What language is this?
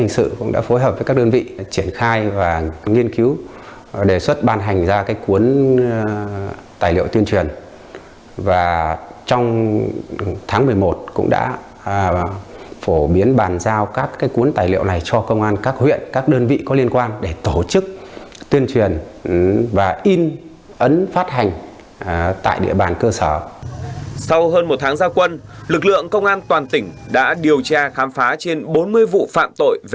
Vietnamese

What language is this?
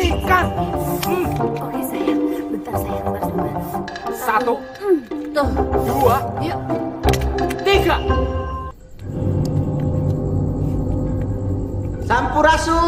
Indonesian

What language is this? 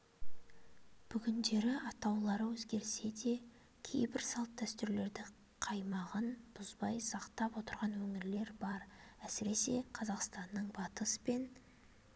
Kazakh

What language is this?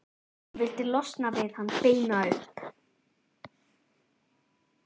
Icelandic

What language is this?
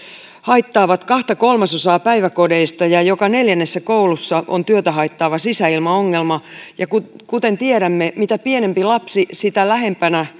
Finnish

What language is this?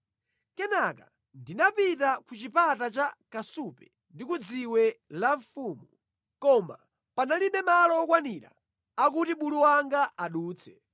Nyanja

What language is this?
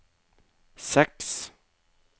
Norwegian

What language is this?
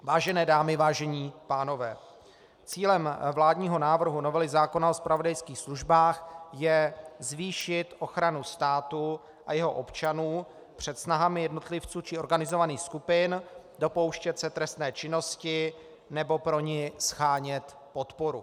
Czech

